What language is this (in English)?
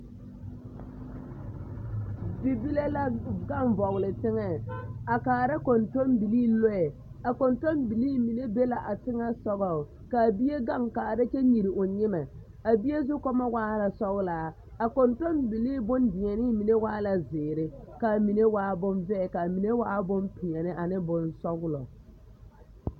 Southern Dagaare